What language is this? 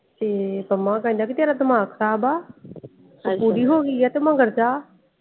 Punjabi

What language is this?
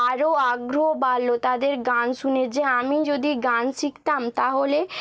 Bangla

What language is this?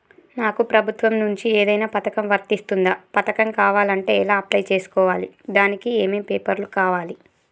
Telugu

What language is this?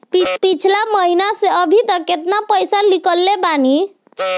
Bhojpuri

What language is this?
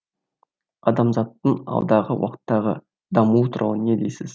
Kazakh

